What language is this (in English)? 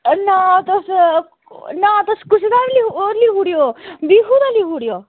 Dogri